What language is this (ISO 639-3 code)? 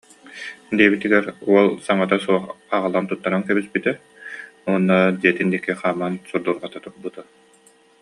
sah